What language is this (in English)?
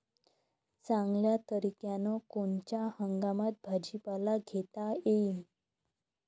Marathi